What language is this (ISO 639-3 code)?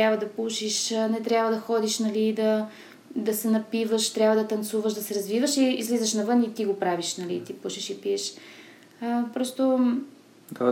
bul